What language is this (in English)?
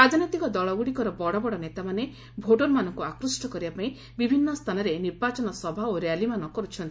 Odia